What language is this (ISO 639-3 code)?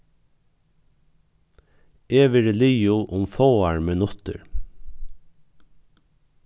fao